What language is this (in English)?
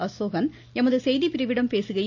Tamil